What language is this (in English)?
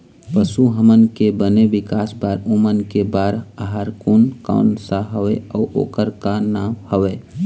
Chhattisgarhi